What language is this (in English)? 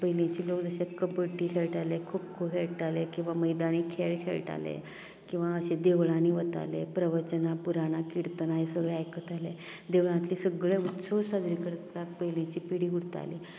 Konkani